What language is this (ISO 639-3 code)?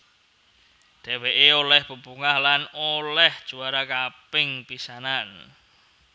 jav